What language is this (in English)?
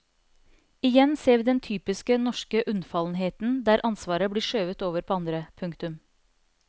Norwegian